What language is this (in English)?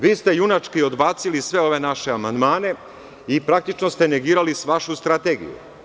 Serbian